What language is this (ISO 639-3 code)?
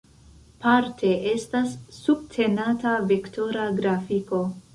epo